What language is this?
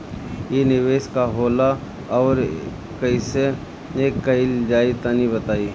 Bhojpuri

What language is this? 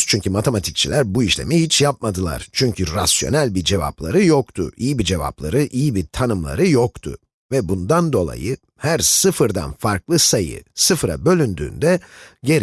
Turkish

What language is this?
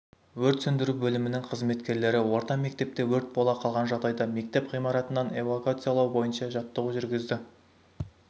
Kazakh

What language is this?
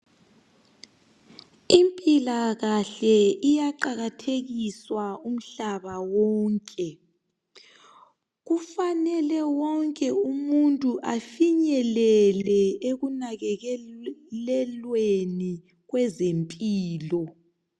North Ndebele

